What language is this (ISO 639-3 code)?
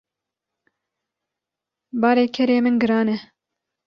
kur